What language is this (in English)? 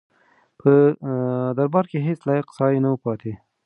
Pashto